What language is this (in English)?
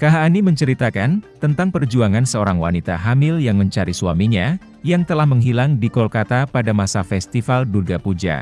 Indonesian